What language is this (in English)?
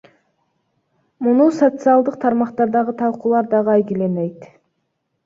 Kyrgyz